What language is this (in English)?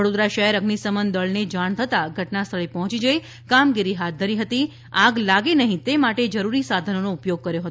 Gujarati